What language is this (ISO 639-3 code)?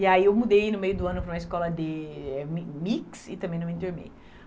por